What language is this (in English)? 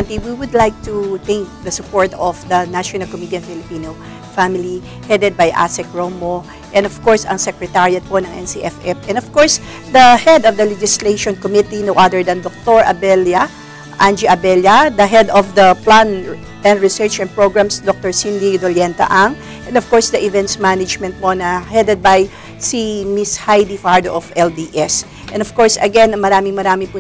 Filipino